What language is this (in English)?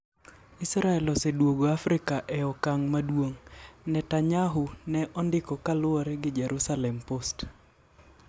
Luo (Kenya and Tanzania)